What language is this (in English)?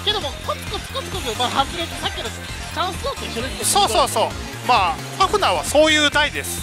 Japanese